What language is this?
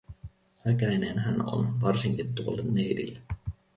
Finnish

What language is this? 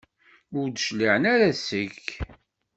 Kabyle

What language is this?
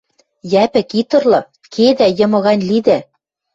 Western Mari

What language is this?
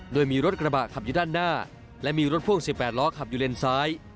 Thai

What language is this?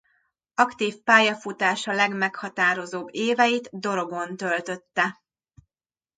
Hungarian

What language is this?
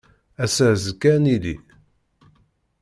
Kabyle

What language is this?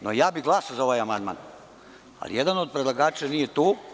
Serbian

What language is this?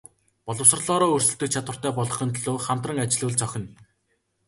Mongolian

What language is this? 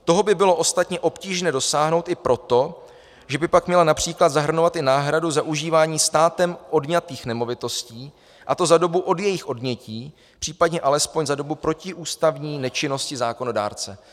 Czech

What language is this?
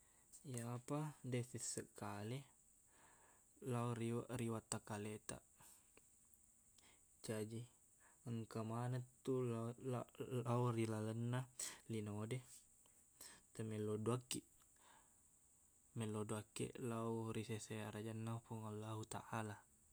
Buginese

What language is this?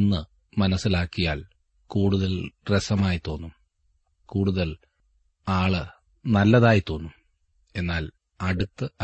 Malayalam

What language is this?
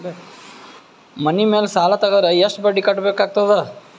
Kannada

